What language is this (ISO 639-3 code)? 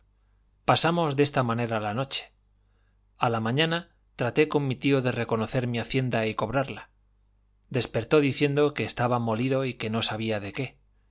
spa